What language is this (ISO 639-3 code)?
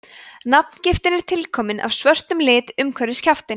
isl